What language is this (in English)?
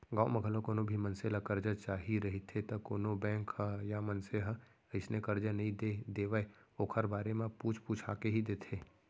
Chhattisgarhi